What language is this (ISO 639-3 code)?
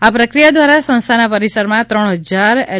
guj